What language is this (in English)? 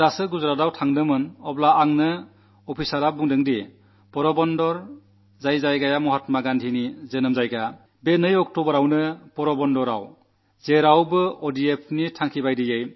Malayalam